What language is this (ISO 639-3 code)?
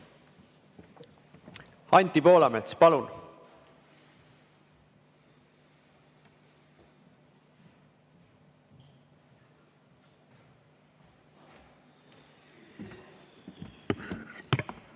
est